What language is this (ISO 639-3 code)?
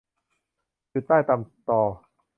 tha